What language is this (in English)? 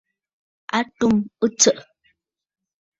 Bafut